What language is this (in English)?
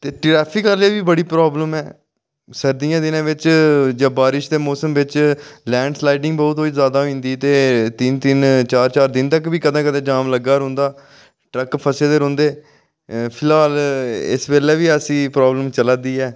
Dogri